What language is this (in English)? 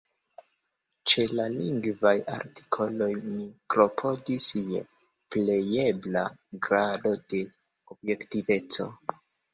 Esperanto